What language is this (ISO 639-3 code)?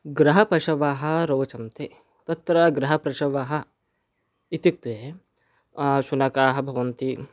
san